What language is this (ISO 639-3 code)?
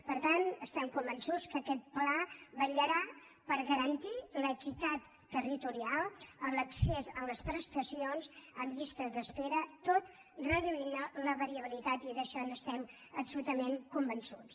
cat